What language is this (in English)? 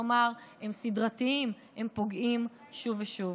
Hebrew